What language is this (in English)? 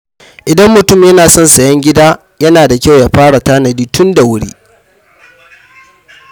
Hausa